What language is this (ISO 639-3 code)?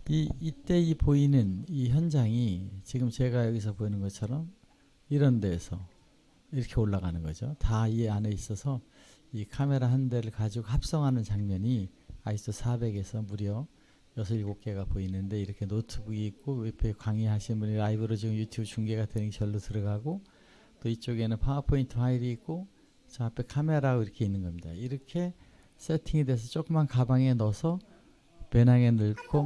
kor